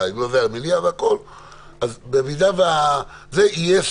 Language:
Hebrew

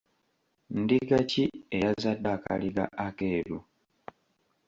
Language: Ganda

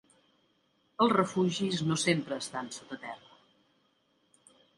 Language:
Catalan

